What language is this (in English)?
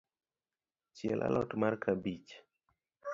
Luo (Kenya and Tanzania)